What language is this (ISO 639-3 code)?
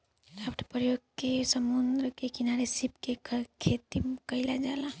bho